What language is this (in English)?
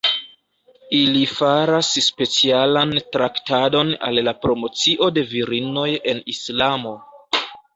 Esperanto